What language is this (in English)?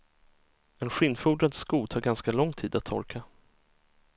Swedish